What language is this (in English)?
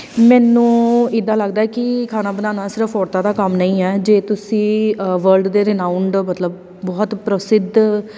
Punjabi